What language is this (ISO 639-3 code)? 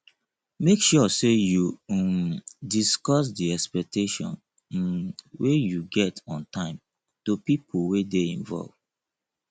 pcm